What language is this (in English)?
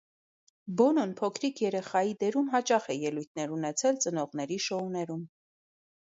Armenian